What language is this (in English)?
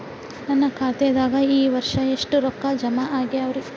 Kannada